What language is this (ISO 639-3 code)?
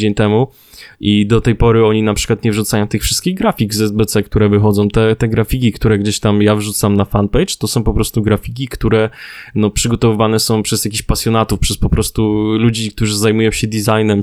pol